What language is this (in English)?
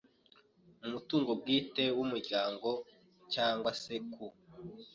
Kinyarwanda